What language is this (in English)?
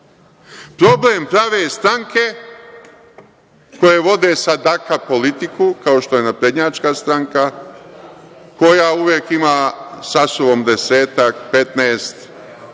Serbian